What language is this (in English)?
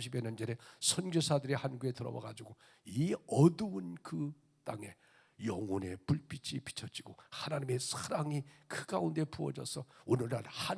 Korean